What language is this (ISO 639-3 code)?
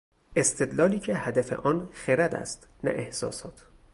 fas